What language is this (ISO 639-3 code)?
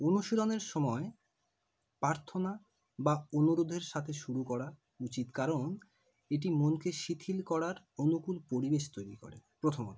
ben